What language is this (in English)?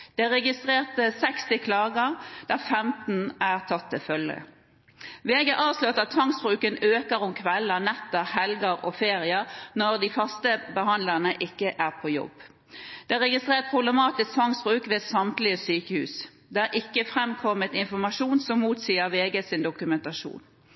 Norwegian Bokmål